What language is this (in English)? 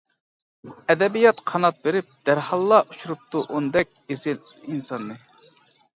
Uyghur